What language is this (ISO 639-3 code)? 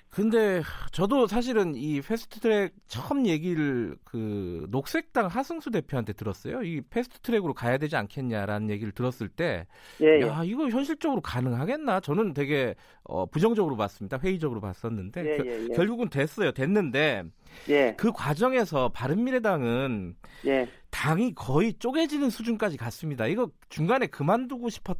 kor